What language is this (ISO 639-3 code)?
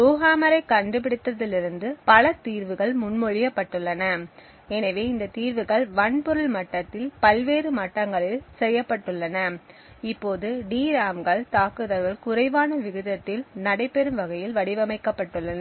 tam